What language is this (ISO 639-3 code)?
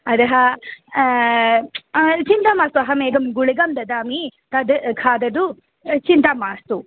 san